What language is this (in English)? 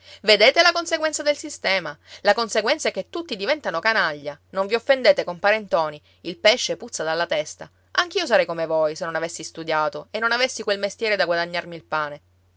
Italian